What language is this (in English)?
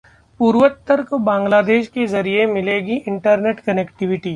Hindi